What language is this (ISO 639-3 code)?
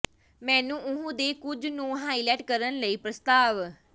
pan